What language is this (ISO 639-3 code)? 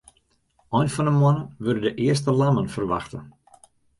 fry